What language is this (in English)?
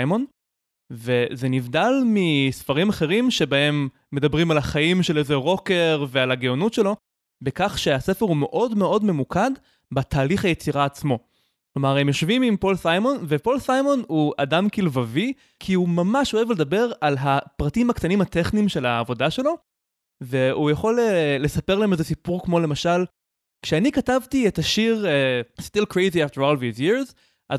Hebrew